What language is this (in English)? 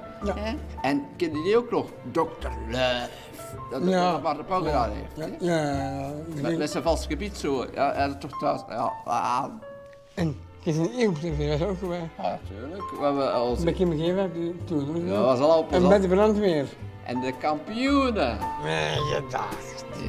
Dutch